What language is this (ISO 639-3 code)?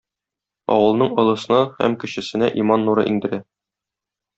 tat